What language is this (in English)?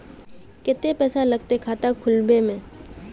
Magahi